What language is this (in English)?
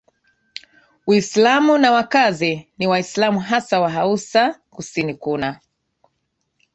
Swahili